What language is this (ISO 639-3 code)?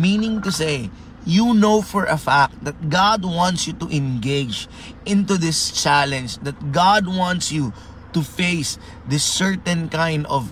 fil